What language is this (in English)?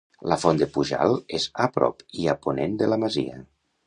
Catalan